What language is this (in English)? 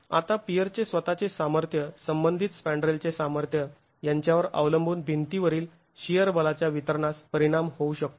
Marathi